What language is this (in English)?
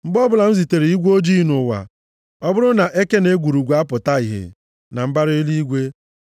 Igbo